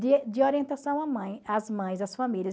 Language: Portuguese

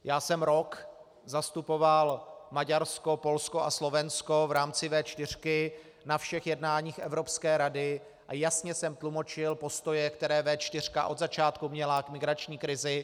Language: Czech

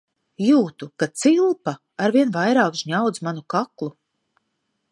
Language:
Latvian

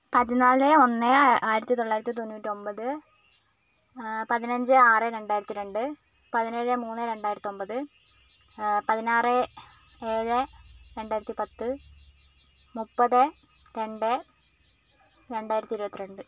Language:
Malayalam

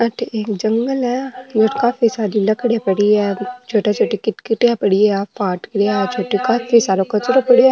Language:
Marwari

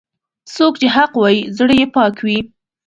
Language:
Pashto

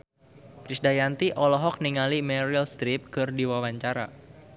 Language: Sundanese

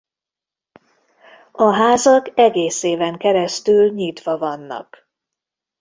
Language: Hungarian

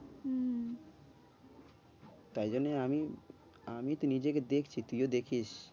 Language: Bangla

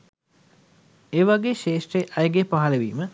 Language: Sinhala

